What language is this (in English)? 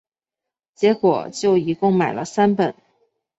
Chinese